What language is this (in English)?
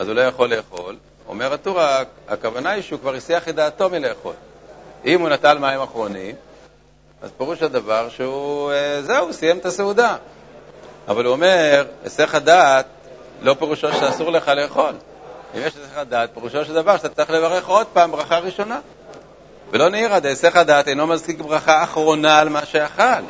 Hebrew